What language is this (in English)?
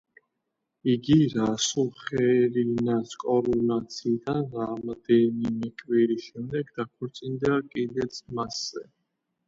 Georgian